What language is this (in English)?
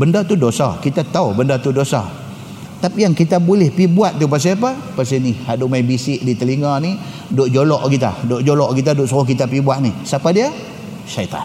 Malay